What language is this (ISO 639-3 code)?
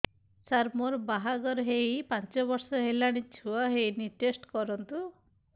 ori